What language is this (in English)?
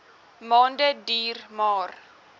Afrikaans